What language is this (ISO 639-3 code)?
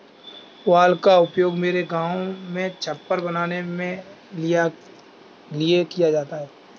hin